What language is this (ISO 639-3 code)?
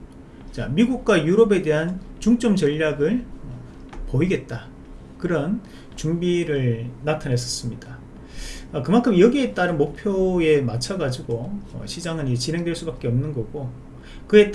kor